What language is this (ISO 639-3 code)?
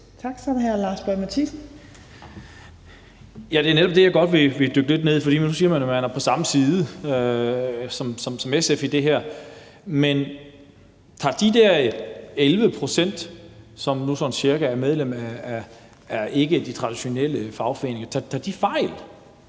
dan